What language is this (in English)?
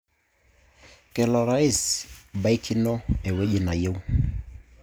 Masai